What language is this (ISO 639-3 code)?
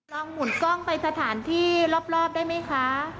tha